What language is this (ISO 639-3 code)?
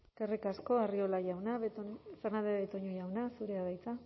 eus